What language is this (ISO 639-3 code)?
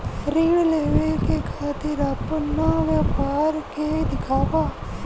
bho